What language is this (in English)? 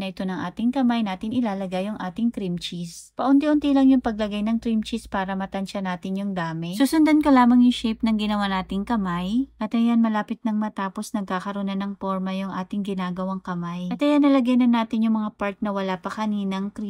Filipino